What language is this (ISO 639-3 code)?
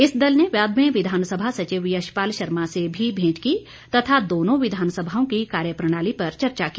hin